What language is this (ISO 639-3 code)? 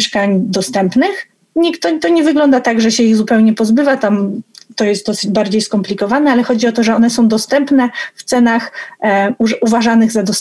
pol